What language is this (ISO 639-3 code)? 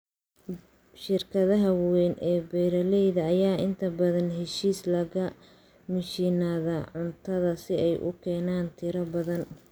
som